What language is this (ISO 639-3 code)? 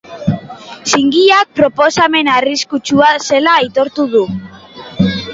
eus